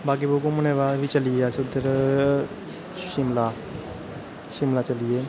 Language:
Dogri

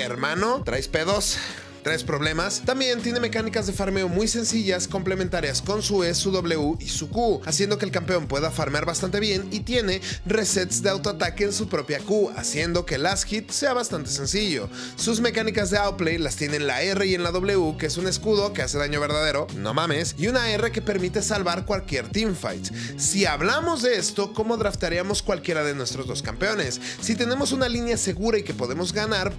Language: Spanish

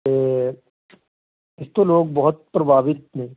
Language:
Punjabi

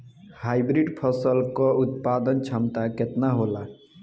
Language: Bhojpuri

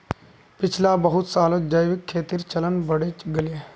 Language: Magahi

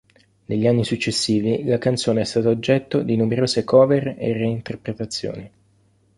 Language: Italian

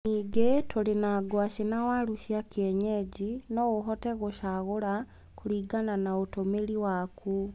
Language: Kikuyu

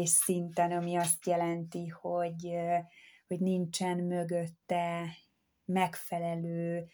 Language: Hungarian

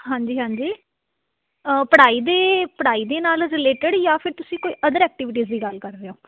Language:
Punjabi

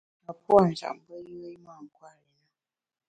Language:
Bamun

